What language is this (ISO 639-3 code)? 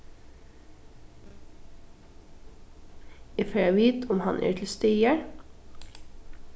fao